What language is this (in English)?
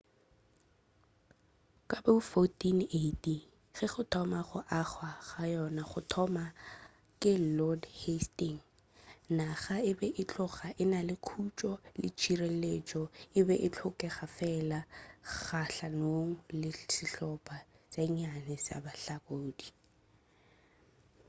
Northern Sotho